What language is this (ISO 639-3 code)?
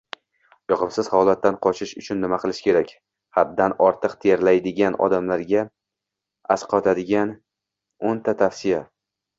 uzb